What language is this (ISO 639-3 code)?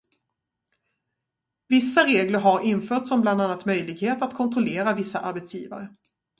swe